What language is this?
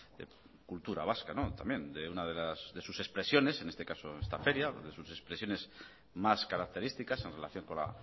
Spanish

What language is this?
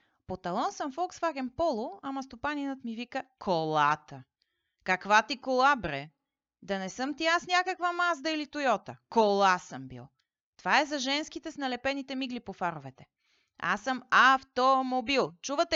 Bulgarian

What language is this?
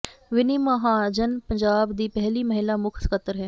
Punjabi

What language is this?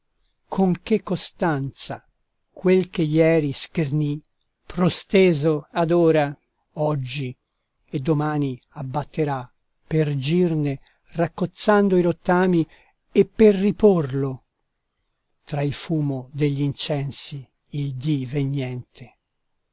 Italian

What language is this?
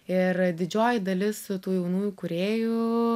Lithuanian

